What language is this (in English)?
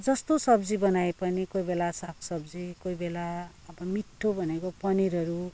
Nepali